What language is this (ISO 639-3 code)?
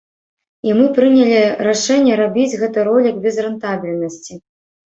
bel